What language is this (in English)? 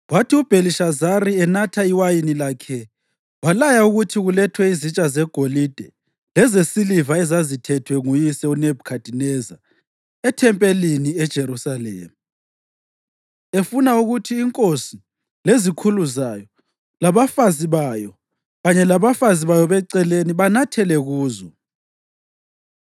North Ndebele